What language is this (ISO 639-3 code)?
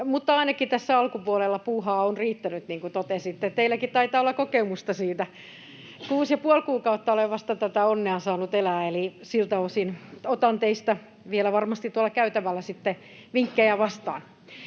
fin